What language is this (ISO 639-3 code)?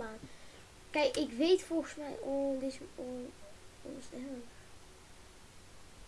nld